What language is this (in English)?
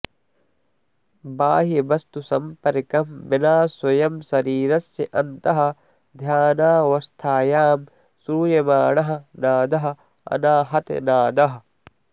Sanskrit